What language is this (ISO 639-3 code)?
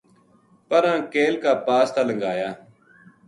gju